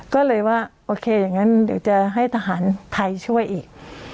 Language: Thai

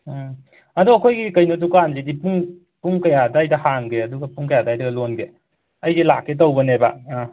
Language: Manipuri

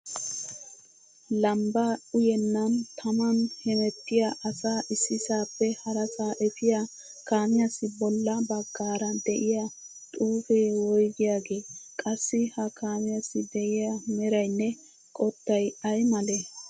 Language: Wolaytta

